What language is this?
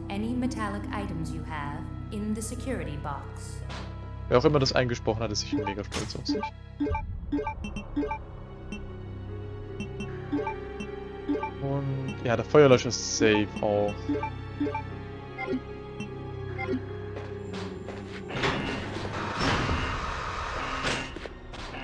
German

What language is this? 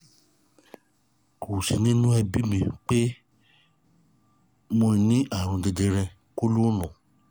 Yoruba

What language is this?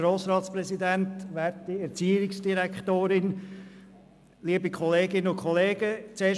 Swiss German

